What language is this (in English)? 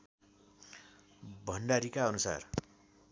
Nepali